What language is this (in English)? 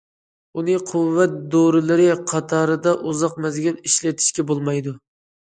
Uyghur